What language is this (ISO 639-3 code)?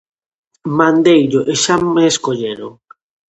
glg